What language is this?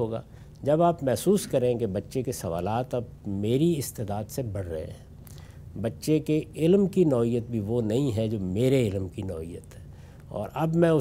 Urdu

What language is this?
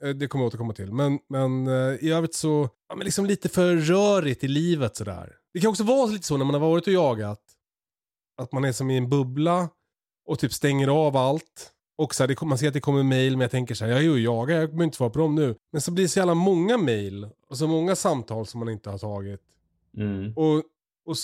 Swedish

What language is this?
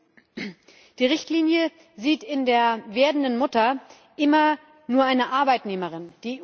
German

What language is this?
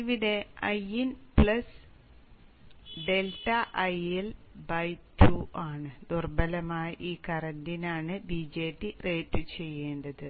Malayalam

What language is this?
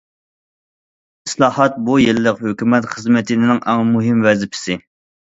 Uyghur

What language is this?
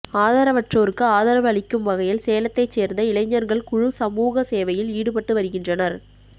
Tamil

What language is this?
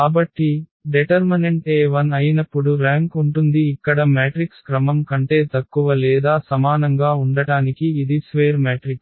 Telugu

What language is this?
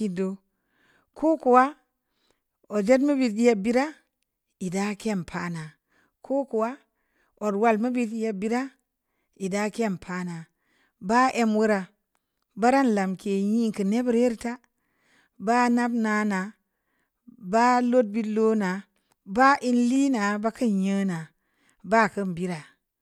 Samba Leko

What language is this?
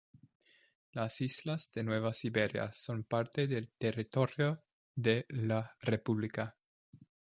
Spanish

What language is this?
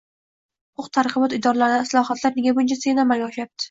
Uzbek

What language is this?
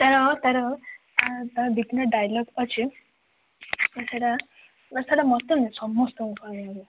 Odia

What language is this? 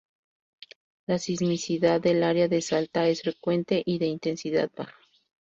Spanish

